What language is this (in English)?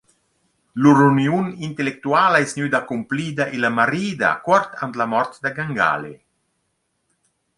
Romansh